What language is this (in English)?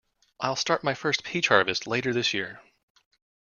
English